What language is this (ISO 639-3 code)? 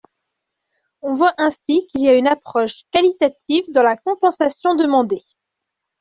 fra